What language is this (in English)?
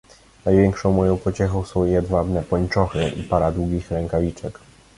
Polish